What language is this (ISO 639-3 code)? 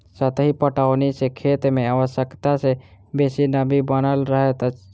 mai